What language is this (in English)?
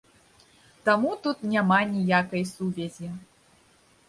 Belarusian